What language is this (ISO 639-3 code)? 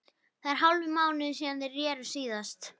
isl